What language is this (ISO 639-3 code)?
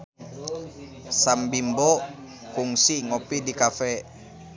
sun